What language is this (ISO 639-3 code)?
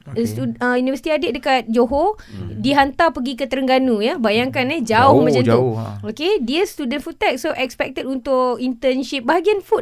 msa